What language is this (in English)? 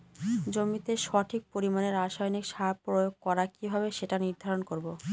Bangla